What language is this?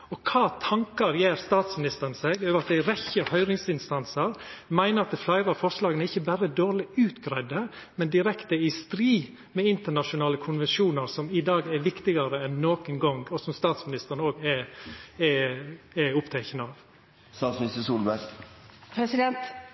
Norwegian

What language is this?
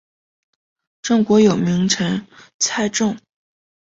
Chinese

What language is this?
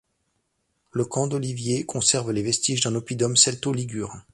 French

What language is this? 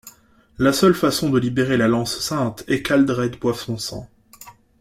French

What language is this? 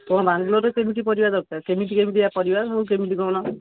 Odia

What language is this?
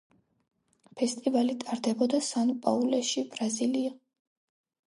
Georgian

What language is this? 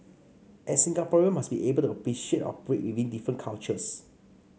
English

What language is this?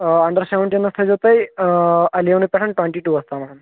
Kashmiri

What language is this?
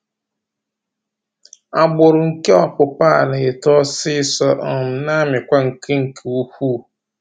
Igbo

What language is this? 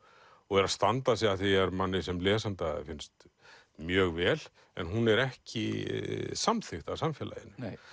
Icelandic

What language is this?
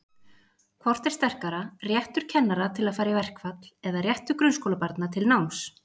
Icelandic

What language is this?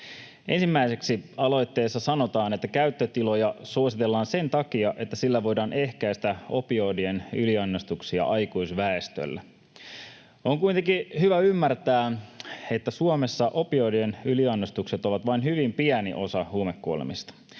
Finnish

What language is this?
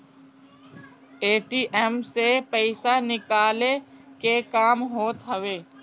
Bhojpuri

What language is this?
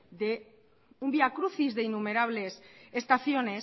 Spanish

